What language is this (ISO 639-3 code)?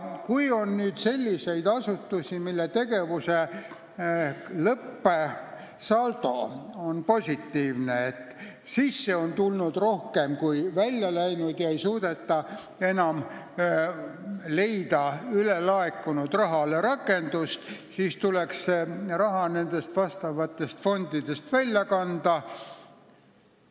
est